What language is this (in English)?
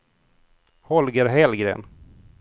Swedish